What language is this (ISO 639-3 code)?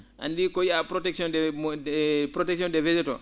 ful